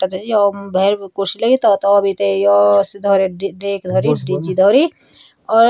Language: Garhwali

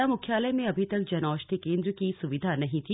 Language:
Hindi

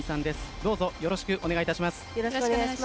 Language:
Japanese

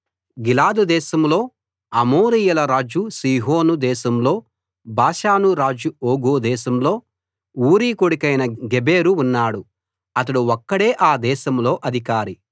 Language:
Telugu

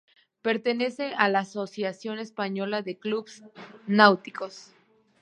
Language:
Spanish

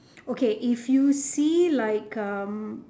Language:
English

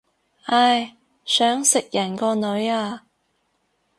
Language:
Cantonese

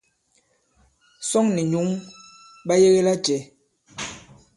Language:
Bankon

